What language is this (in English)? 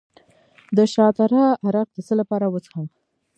Pashto